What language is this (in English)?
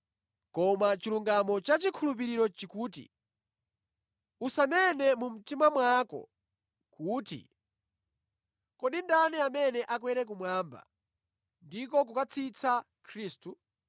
Nyanja